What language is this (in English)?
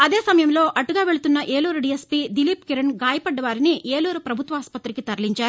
Telugu